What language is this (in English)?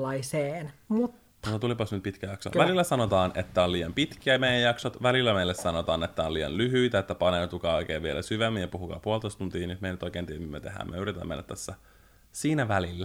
Finnish